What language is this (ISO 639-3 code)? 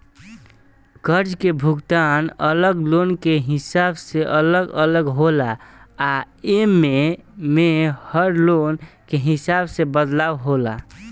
bho